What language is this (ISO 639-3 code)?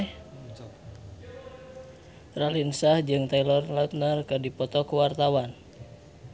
sun